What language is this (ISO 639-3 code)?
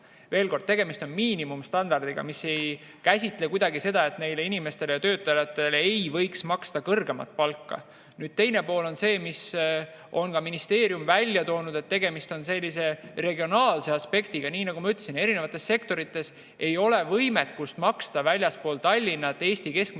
est